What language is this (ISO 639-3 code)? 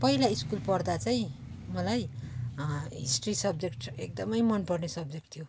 nep